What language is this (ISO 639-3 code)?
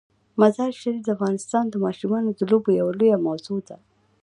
pus